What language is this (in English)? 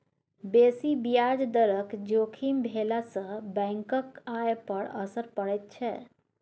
Maithili